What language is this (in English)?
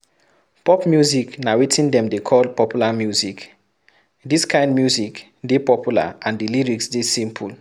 Nigerian Pidgin